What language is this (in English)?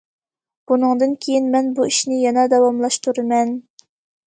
Uyghur